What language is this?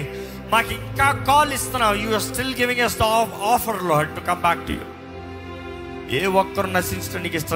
Telugu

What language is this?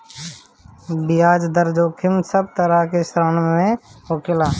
Bhojpuri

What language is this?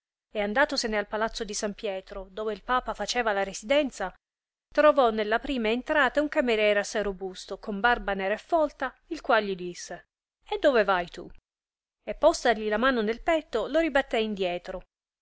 Italian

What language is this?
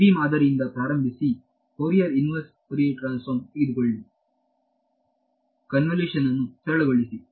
Kannada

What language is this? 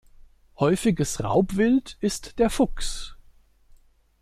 German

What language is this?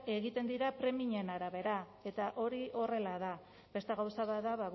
Basque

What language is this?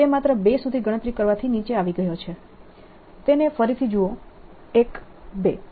Gujarati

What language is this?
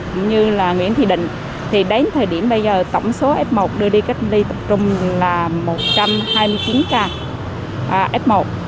Vietnamese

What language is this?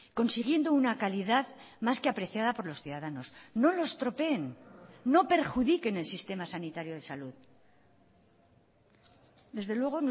Spanish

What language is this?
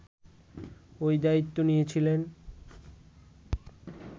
Bangla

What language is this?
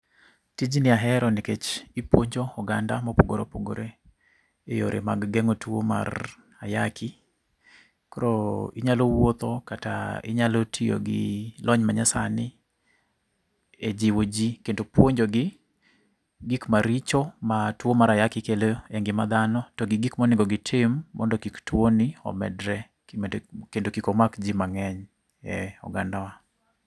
Luo (Kenya and Tanzania)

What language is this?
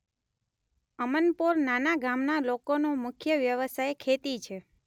Gujarati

